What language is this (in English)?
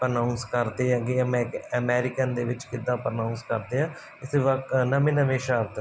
Punjabi